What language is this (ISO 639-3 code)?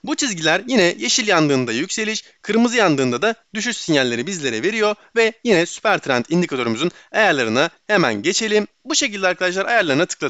tur